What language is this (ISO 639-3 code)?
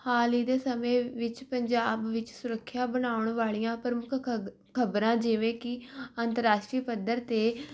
pan